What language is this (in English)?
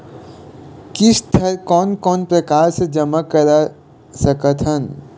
Chhattisgarhi